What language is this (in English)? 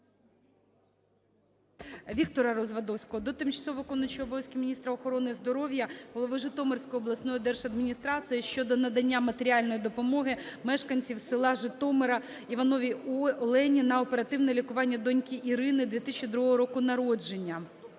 Ukrainian